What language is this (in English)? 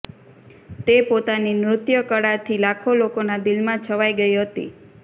Gujarati